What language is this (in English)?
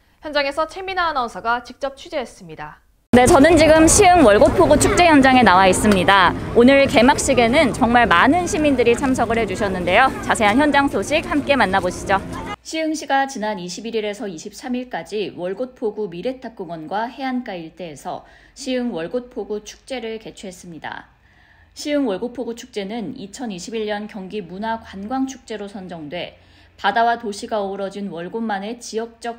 Korean